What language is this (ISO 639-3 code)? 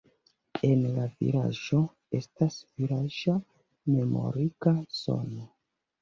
epo